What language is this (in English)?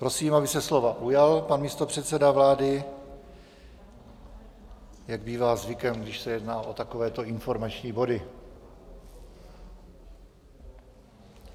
Czech